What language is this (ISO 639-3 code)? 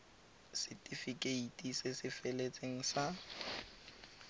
tsn